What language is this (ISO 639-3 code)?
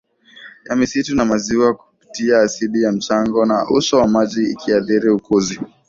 swa